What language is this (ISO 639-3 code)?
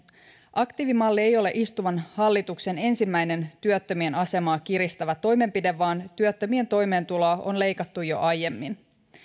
fin